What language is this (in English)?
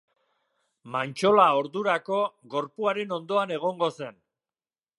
Basque